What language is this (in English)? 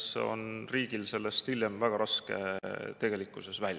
Estonian